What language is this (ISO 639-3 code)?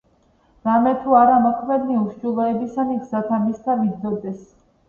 kat